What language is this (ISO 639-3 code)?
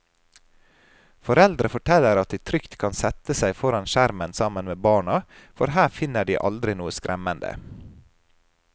nor